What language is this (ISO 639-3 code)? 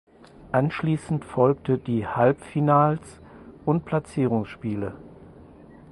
deu